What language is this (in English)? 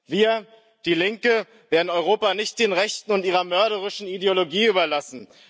German